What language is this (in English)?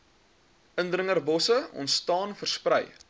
Afrikaans